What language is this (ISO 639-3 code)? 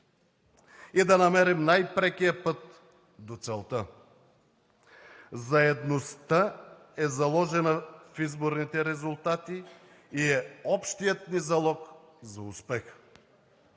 bul